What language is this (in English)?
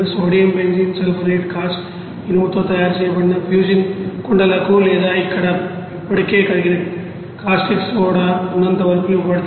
Telugu